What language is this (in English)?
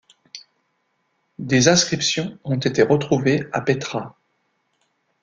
French